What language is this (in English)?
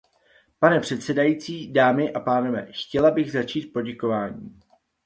Czech